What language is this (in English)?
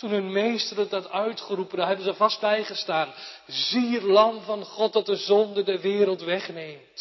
Dutch